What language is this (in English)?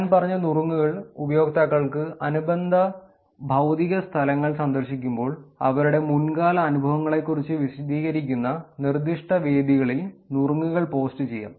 Malayalam